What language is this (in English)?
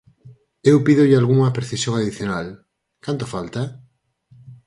Galician